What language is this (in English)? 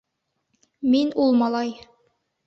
Bashkir